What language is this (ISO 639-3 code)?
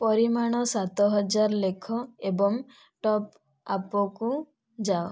ori